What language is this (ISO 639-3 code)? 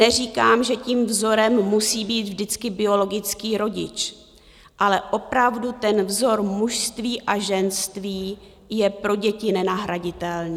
ces